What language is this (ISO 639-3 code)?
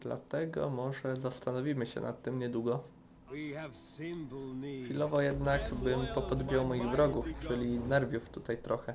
pol